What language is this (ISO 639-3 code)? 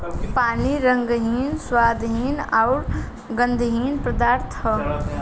bho